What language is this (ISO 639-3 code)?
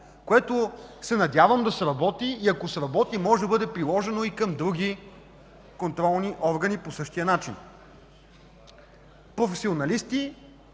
bul